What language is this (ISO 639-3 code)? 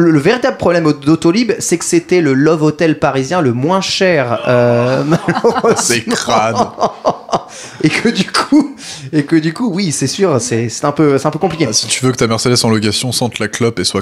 fra